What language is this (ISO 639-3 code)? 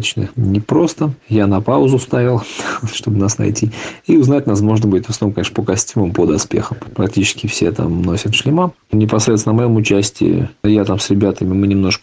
rus